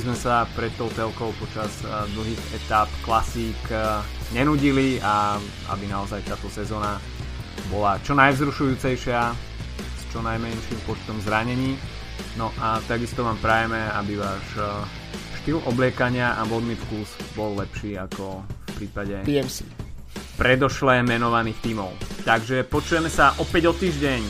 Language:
Slovak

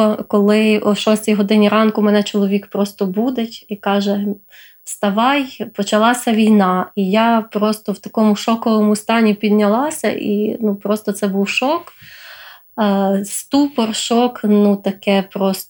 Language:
Ukrainian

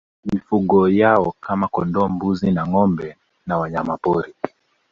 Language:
Swahili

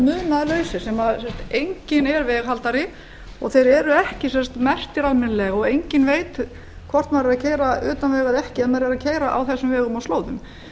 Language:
Icelandic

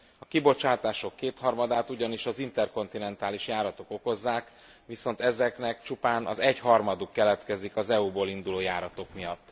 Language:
Hungarian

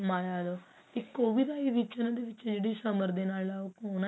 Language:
Punjabi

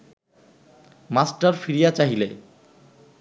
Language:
Bangla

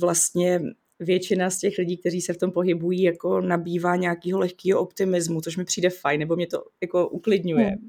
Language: Czech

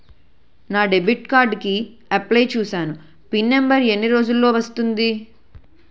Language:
Telugu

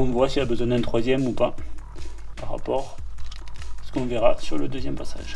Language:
French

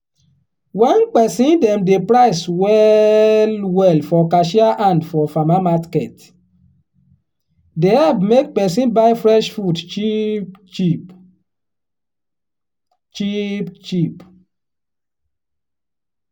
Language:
Nigerian Pidgin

